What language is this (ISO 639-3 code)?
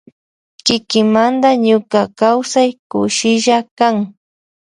qvj